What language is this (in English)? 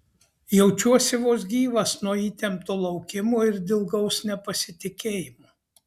Lithuanian